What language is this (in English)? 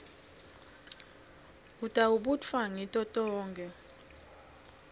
Swati